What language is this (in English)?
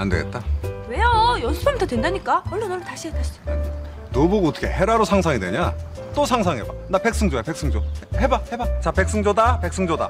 Korean